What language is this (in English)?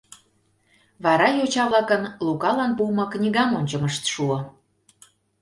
Mari